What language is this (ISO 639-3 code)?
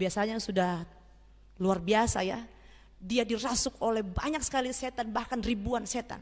ind